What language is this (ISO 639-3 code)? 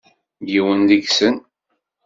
kab